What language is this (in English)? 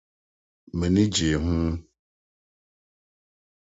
Akan